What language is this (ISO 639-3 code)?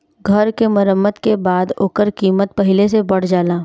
bho